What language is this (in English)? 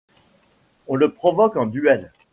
French